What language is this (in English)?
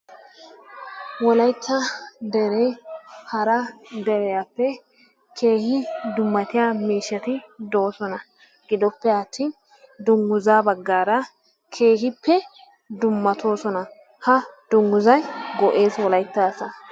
Wolaytta